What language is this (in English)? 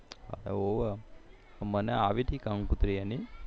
Gujarati